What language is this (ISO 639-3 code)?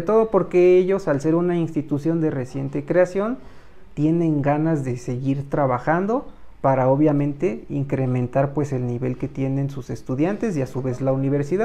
spa